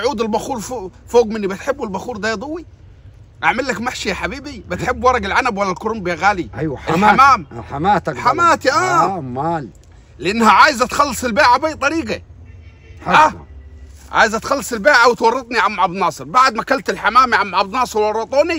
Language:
Arabic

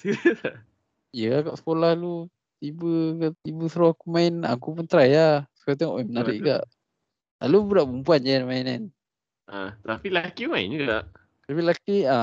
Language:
Malay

